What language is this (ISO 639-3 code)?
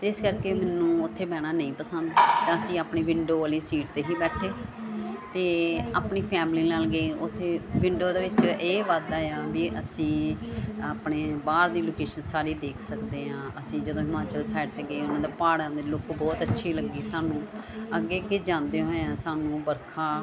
pan